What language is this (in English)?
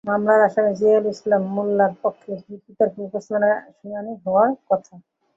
Bangla